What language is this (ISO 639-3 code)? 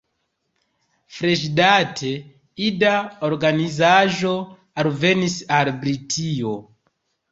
epo